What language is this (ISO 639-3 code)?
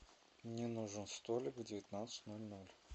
rus